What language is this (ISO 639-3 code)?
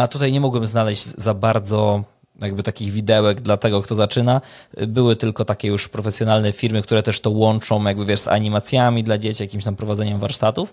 pol